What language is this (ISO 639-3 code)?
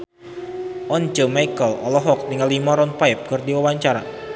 sun